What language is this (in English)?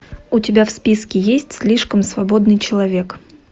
Russian